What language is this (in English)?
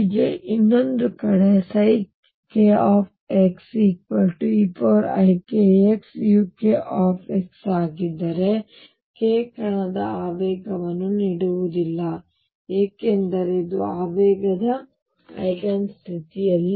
Kannada